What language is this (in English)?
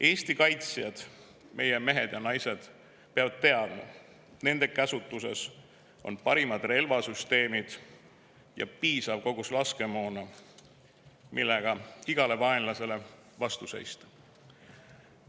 Estonian